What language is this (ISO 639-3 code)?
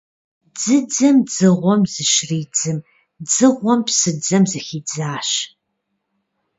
kbd